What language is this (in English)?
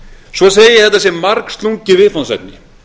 Icelandic